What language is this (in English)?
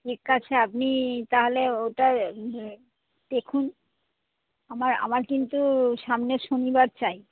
Bangla